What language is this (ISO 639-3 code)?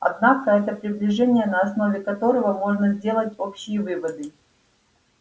rus